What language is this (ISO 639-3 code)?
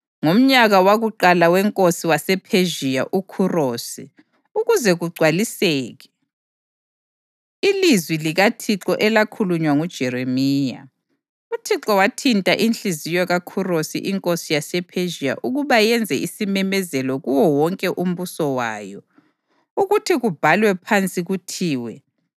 nde